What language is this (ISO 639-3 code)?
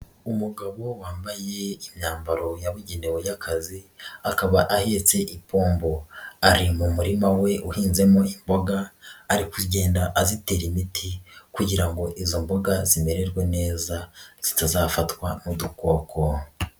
kin